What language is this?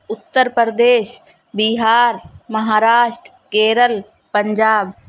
Urdu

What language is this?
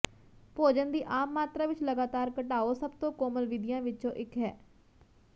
Punjabi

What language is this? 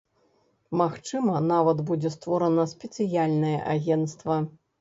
Belarusian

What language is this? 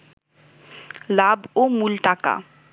Bangla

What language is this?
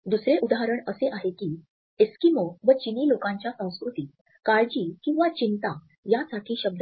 Marathi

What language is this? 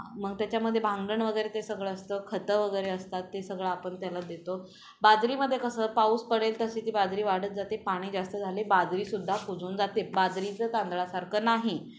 Marathi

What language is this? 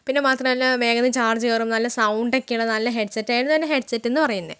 Malayalam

